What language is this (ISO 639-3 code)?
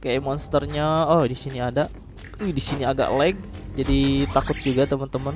ind